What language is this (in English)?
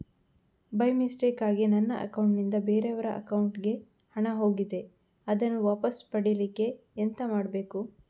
Kannada